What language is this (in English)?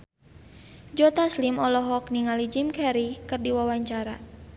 Sundanese